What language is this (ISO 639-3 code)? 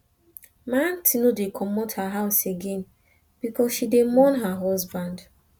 pcm